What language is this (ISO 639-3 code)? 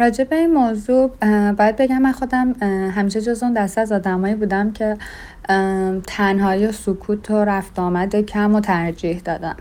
fas